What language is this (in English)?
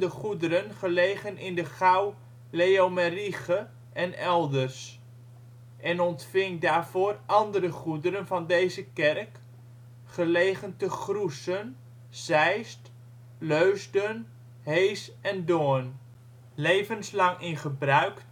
Dutch